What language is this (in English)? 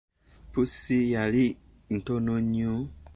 Ganda